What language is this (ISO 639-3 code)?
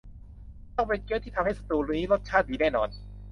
tha